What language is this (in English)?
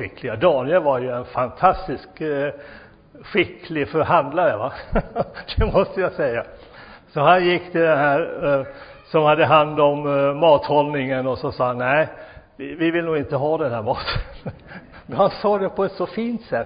Swedish